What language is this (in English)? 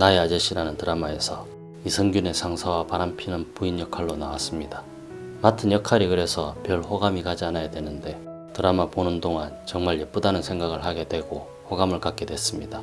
Korean